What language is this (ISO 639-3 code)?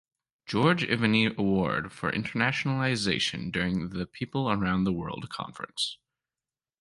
eng